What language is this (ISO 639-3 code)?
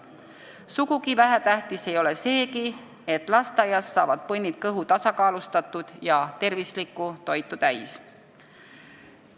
est